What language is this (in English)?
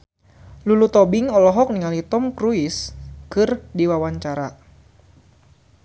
Sundanese